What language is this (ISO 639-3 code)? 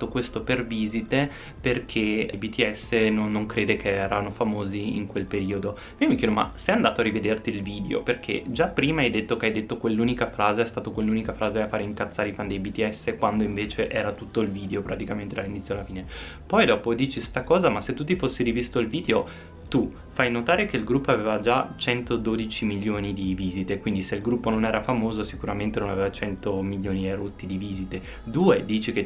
ita